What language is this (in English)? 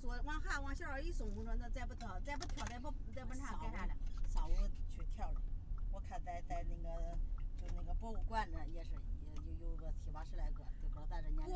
Chinese